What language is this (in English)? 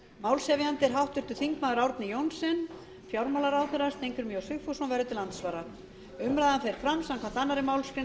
Icelandic